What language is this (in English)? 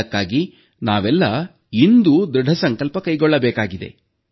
Kannada